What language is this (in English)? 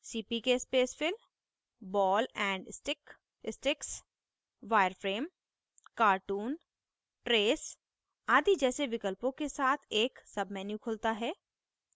Hindi